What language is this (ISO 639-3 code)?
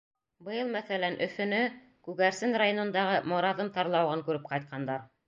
bak